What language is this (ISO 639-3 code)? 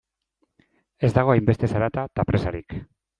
eus